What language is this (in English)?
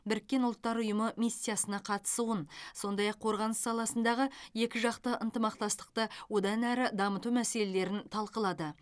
Kazakh